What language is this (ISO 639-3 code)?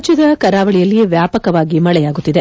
kan